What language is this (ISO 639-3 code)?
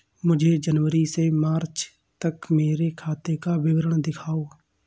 hin